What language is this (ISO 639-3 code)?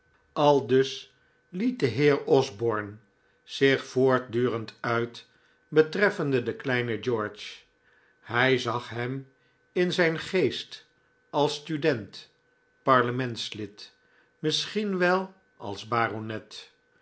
nld